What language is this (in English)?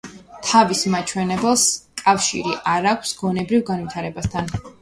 Georgian